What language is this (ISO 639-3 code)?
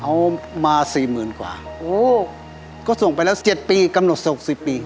tha